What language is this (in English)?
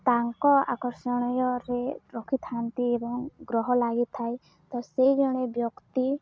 Odia